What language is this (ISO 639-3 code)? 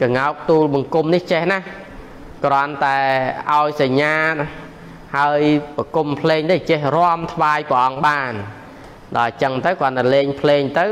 tha